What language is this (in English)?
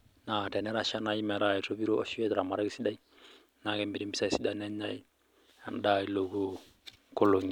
Masai